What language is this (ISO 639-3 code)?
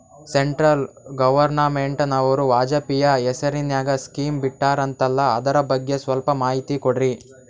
kan